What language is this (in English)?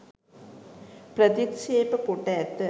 Sinhala